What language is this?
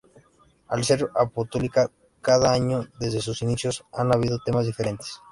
Spanish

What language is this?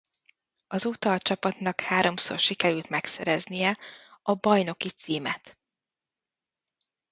Hungarian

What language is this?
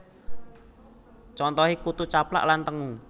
Javanese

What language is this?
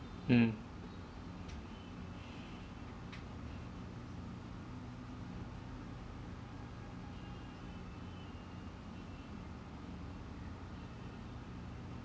English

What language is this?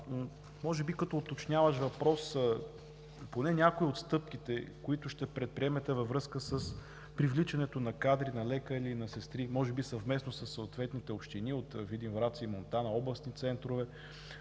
Bulgarian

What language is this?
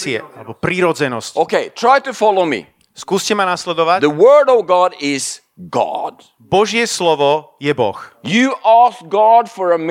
Slovak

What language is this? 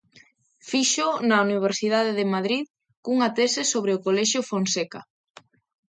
Galician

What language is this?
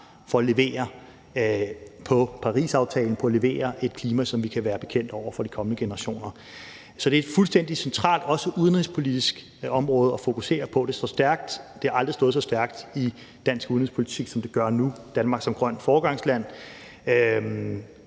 Danish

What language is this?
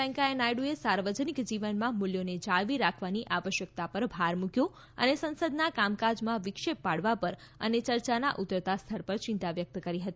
Gujarati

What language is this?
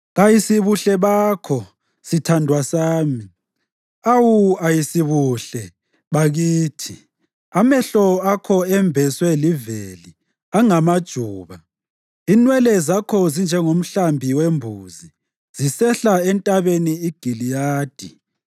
North Ndebele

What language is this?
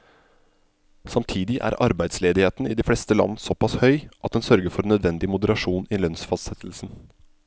Norwegian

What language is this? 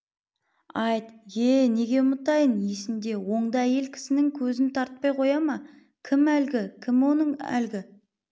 Kazakh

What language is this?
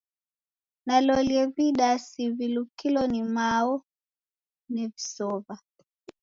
Taita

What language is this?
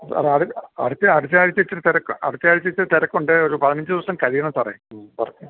Malayalam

